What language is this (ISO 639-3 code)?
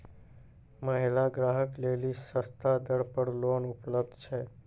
mai